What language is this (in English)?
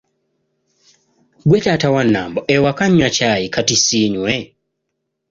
Ganda